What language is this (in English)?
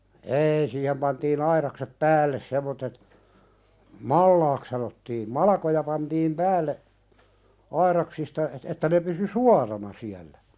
Finnish